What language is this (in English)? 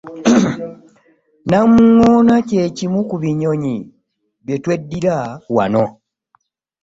Ganda